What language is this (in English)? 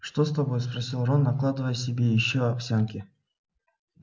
Russian